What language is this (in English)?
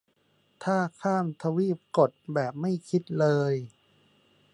Thai